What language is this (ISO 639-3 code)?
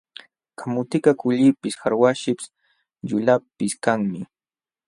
qxw